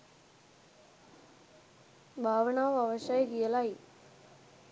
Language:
Sinhala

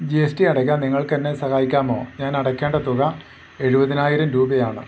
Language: Malayalam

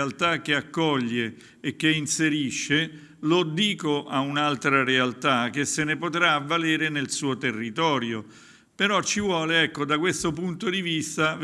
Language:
Italian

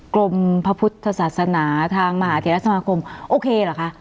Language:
Thai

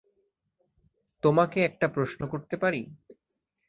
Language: Bangla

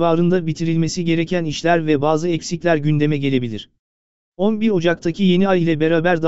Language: Turkish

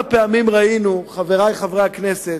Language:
Hebrew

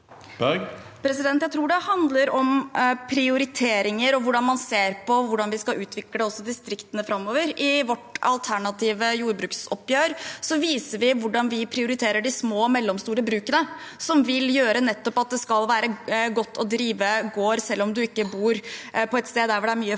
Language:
Norwegian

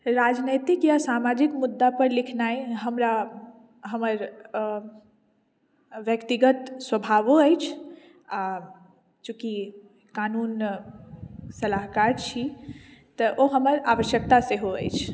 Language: Maithili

